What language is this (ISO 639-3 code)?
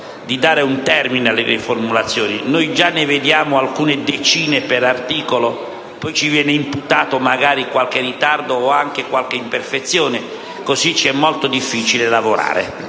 ita